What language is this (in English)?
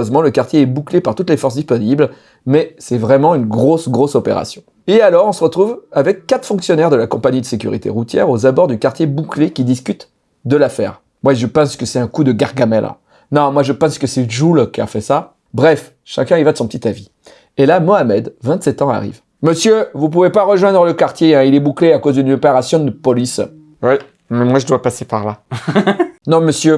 French